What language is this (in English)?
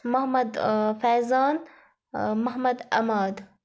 Kashmiri